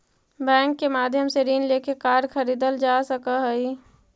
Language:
Magahi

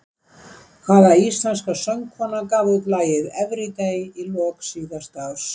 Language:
Icelandic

